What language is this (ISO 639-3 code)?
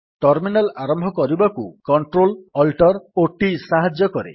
ori